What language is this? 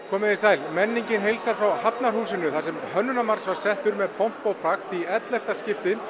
Icelandic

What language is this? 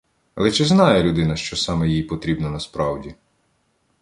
Ukrainian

